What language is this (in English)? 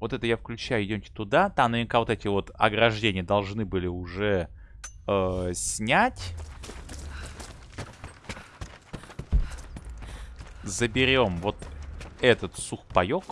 Russian